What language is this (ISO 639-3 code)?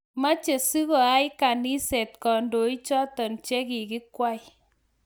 kln